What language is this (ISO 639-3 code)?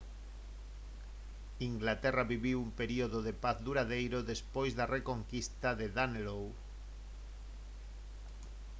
glg